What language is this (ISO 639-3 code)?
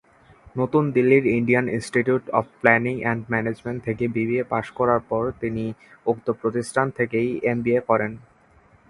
ben